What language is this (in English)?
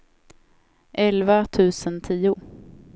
Swedish